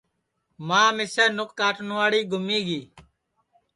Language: Sansi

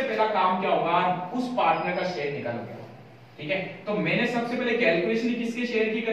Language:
Hindi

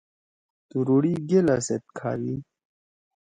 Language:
Torwali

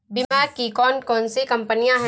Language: Hindi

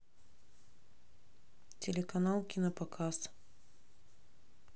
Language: Russian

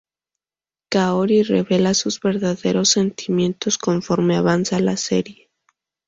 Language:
Spanish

